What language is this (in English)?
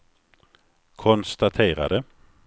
Swedish